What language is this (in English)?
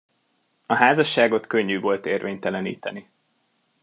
Hungarian